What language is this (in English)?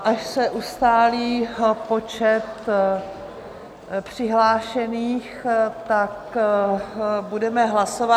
Czech